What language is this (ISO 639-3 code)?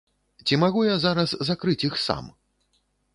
bel